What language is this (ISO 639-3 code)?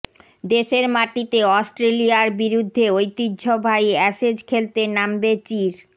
ben